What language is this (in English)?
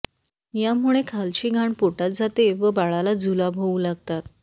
Marathi